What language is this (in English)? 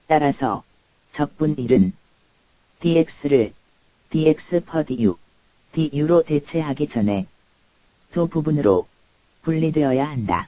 Korean